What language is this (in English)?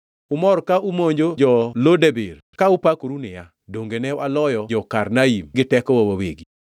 Luo (Kenya and Tanzania)